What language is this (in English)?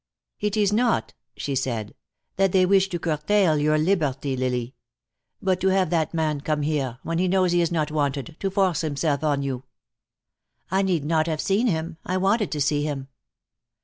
English